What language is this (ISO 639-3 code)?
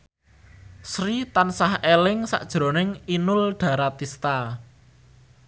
jav